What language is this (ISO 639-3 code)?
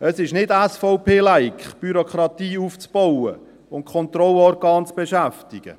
gsw